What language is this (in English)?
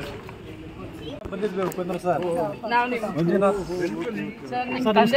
Arabic